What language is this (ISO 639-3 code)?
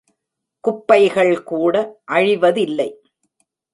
tam